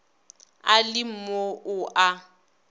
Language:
Northern Sotho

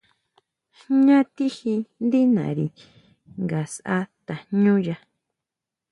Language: Huautla Mazatec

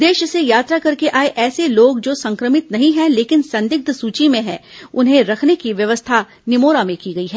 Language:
Hindi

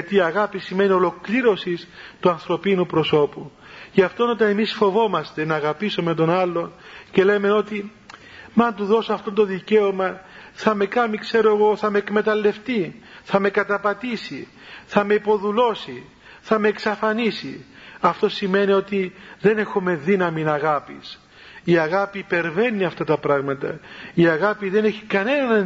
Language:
Greek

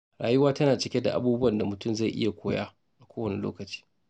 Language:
Hausa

